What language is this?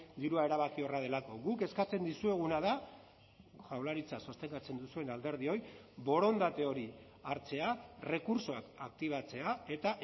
Basque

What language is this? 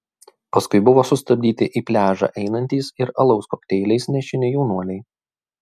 Lithuanian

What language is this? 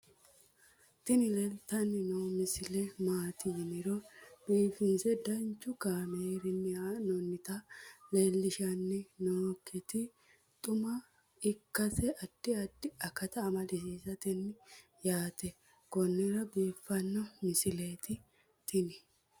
Sidamo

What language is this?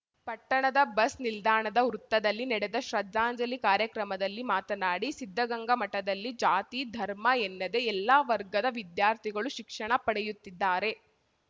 Kannada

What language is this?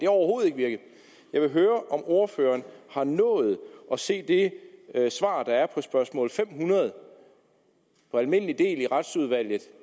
Danish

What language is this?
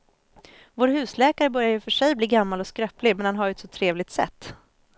Swedish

